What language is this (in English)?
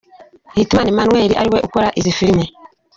Kinyarwanda